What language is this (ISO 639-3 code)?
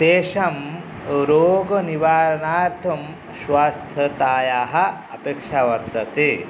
san